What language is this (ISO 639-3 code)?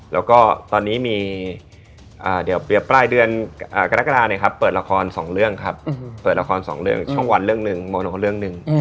tha